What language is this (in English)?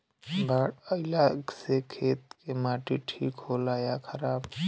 Bhojpuri